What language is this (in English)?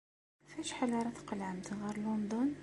Kabyle